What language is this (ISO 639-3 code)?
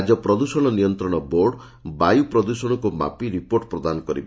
ori